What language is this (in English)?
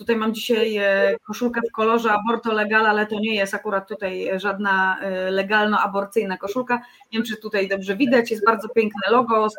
Polish